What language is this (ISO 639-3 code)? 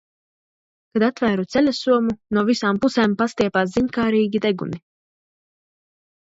lav